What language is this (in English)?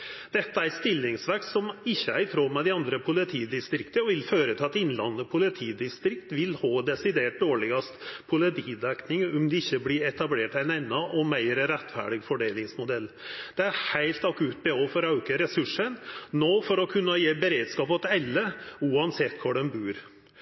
Norwegian Nynorsk